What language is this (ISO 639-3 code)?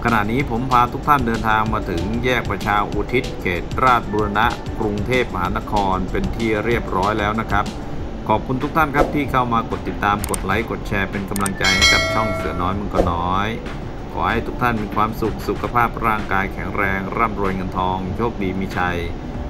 tha